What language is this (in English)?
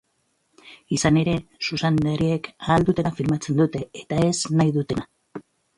Basque